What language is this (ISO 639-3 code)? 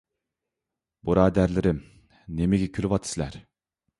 uig